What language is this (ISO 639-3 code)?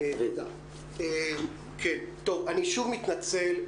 heb